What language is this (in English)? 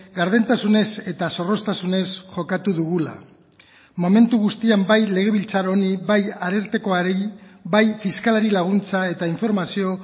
Basque